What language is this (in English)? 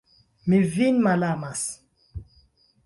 Esperanto